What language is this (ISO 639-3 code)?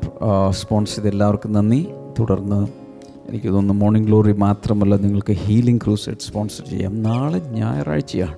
mal